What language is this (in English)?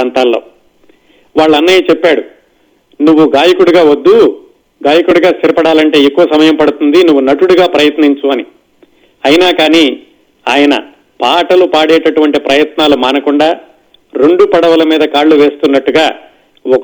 Telugu